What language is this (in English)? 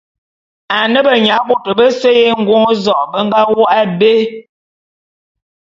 Bulu